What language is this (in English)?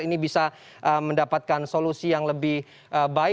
Indonesian